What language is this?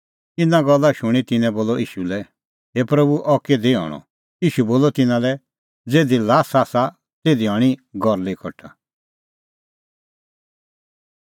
Kullu Pahari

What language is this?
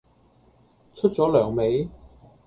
Cantonese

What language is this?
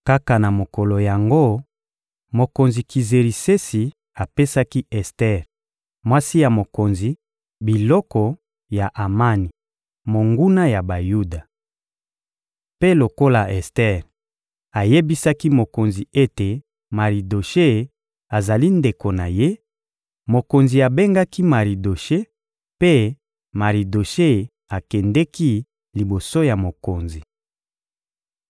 Lingala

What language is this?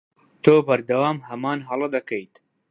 Central Kurdish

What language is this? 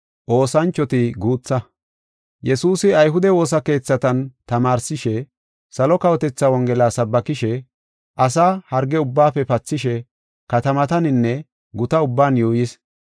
Gofa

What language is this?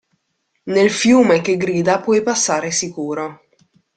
Italian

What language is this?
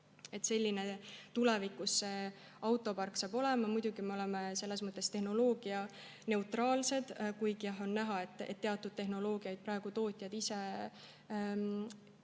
Estonian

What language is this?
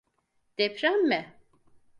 Turkish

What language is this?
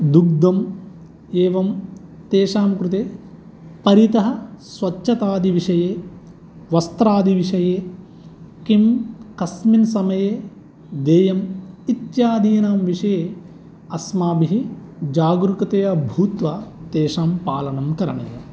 Sanskrit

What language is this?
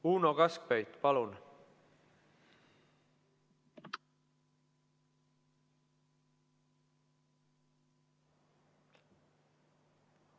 Estonian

